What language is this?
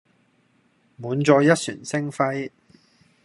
Cantonese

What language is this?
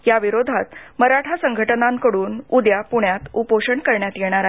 Marathi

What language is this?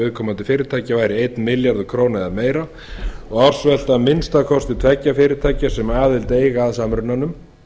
Icelandic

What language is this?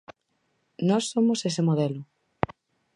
Galician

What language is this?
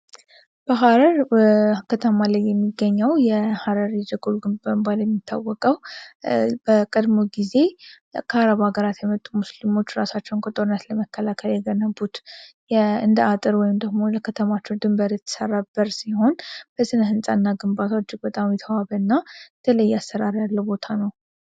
Amharic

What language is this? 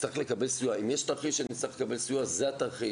Hebrew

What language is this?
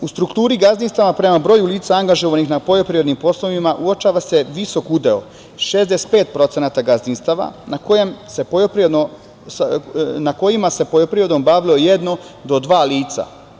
Serbian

